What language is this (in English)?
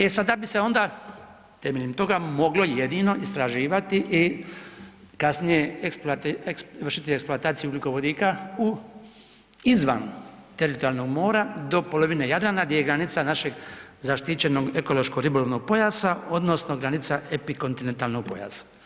Croatian